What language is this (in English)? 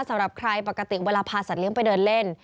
Thai